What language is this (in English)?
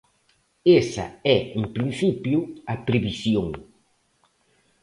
Galician